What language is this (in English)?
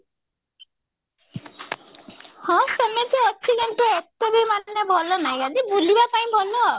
Odia